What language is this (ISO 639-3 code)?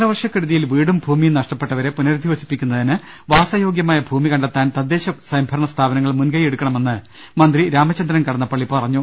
mal